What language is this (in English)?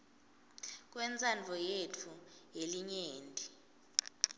Swati